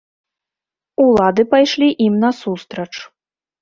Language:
Belarusian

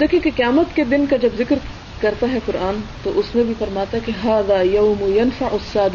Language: Urdu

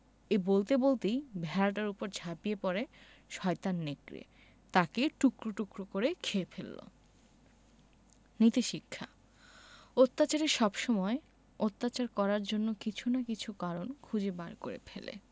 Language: Bangla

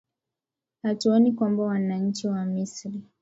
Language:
Swahili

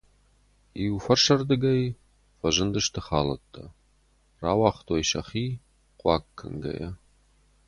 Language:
Ossetic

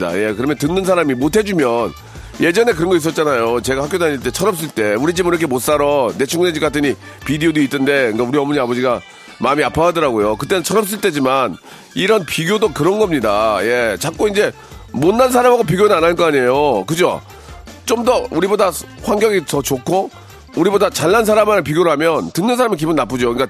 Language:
Korean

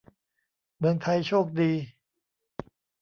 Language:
Thai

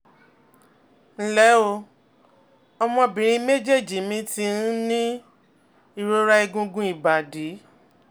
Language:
Yoruba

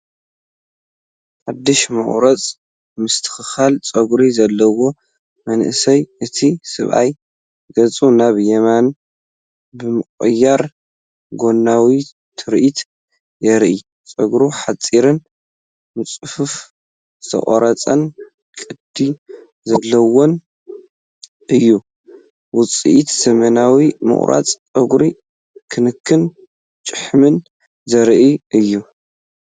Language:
Tigrinya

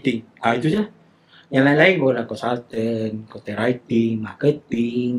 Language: Malay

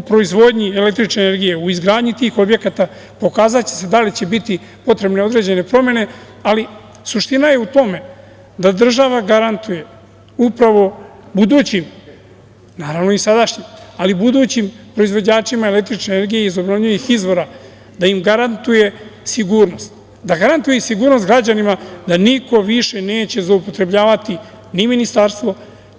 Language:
Serbian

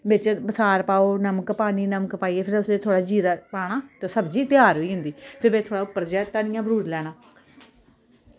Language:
Dogri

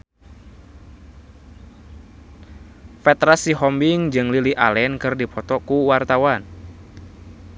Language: Sundanese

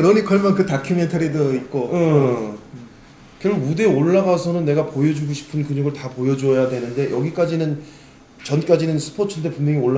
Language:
Korean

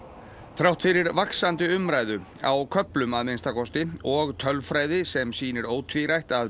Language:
Icelandic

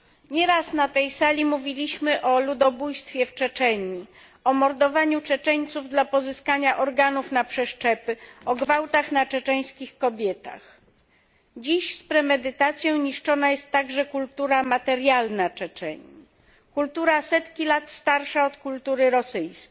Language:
Polish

